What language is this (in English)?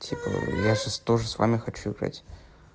Russian